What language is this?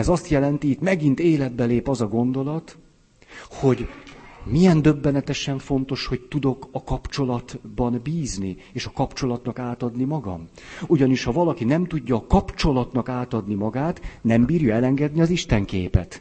Hungarian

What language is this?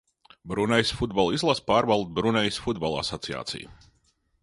Latvian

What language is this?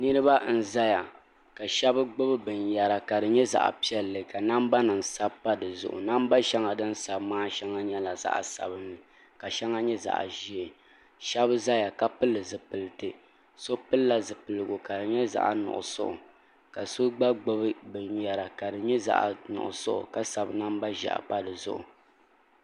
Dagbani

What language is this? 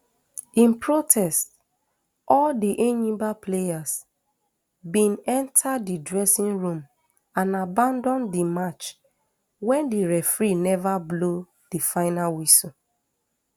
Nigerian Pidgin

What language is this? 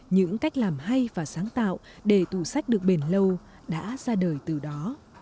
Vietnamese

